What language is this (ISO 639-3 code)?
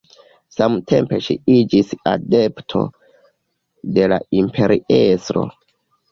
epo